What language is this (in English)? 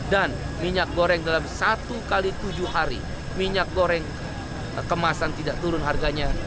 Indonesian